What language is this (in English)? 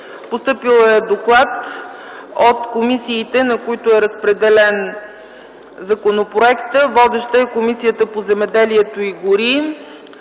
Bulgarian